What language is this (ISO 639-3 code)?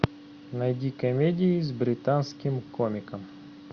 rus